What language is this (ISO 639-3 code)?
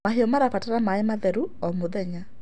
kik